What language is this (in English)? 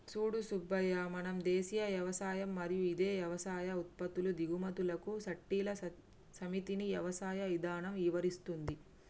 Telugu